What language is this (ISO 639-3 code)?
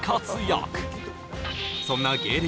jpn